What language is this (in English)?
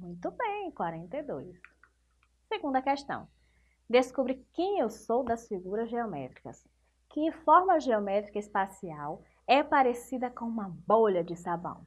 Portuguese